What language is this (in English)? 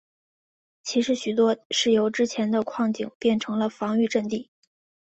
Chinese